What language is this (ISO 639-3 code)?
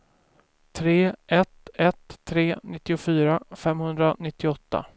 swe